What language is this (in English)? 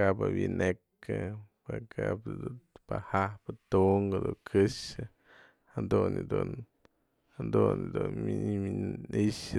Mazatlán Mixe